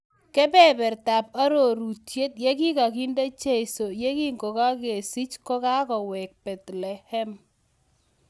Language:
Kalenjin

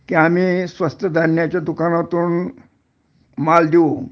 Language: Marathi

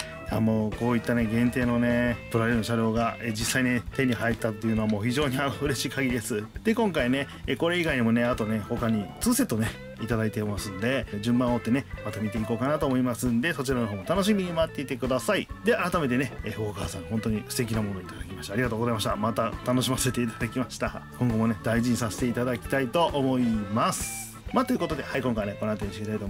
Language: Japanese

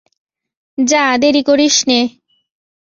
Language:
Bangla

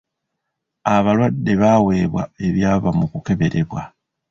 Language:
Ganda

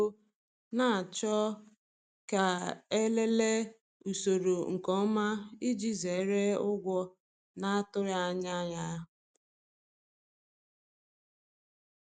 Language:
Igbo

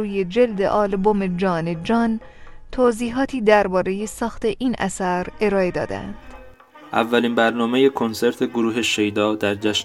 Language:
Persian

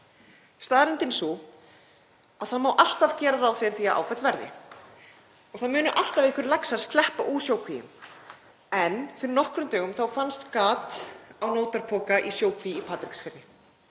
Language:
Icelandic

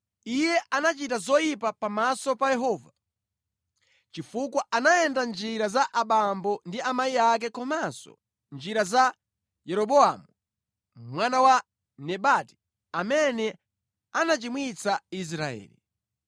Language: Nyanja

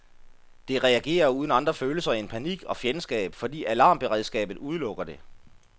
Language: Danish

